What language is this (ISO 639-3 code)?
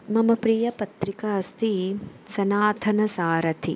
san